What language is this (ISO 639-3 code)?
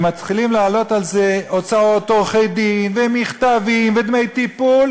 heb